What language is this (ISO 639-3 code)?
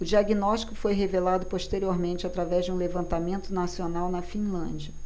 por